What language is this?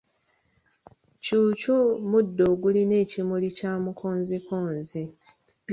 Ganda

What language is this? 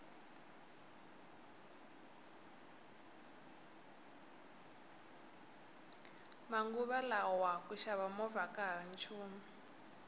Tsonga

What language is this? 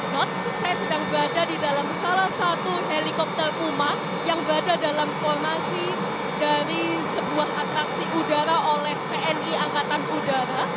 Indonesian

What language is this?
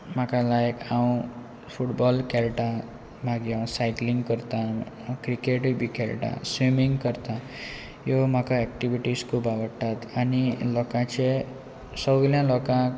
Konkani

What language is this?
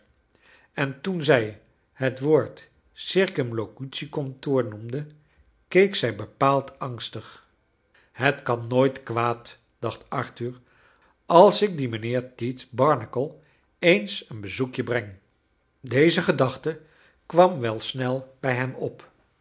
Dutch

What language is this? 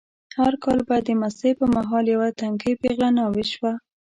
Pashto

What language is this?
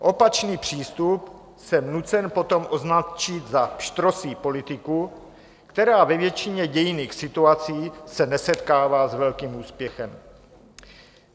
Czech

